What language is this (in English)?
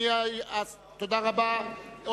Hebrew